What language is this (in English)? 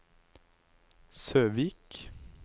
Norwegian